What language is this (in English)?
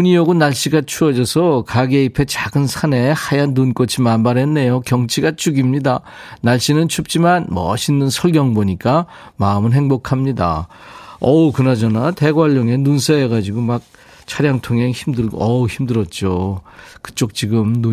Korean